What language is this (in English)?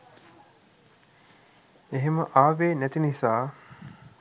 Sinhala